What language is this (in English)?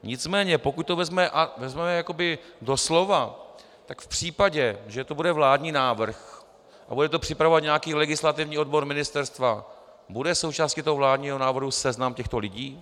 Czech